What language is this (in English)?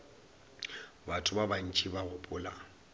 Northern Sotho